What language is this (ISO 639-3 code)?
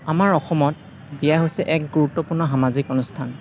asm